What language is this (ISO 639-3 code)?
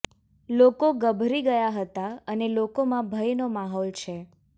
guj